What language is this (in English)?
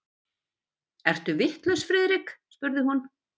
Icelandic